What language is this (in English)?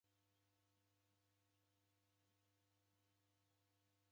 Taita